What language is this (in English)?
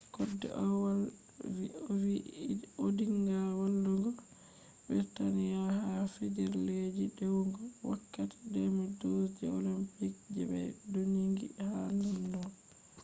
Fula